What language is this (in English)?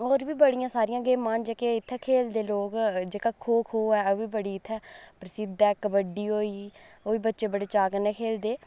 Dogri